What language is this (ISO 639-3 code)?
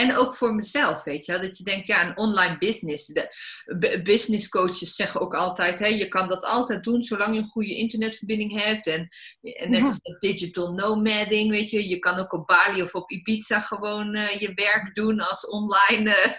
nld